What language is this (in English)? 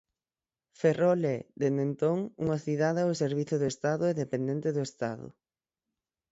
Galician